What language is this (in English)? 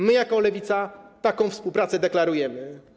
Polish